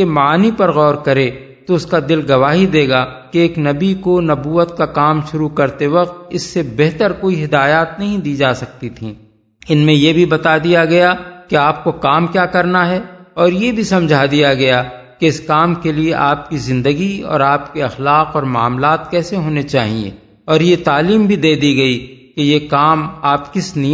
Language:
Urdu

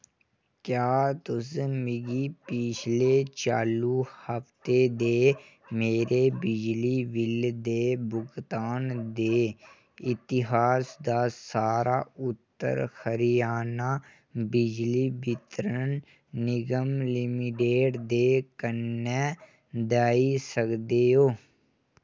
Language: Dogri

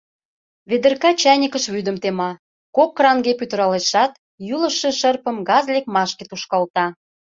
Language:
Mari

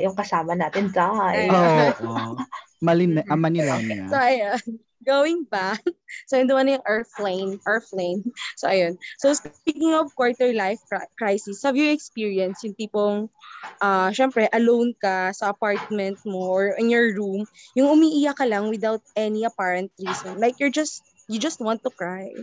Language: Filipino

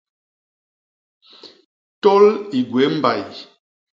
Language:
Basaa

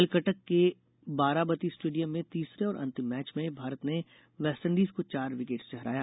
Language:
Hindi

